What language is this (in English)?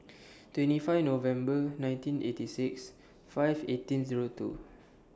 English